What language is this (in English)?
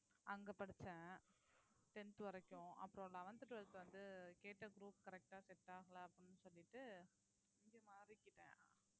Tamil